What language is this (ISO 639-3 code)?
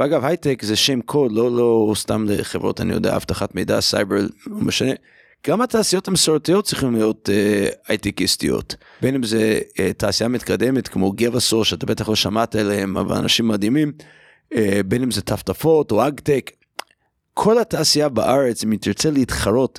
heb